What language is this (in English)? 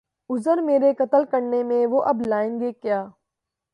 Urdu